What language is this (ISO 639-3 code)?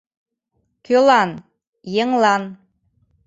chm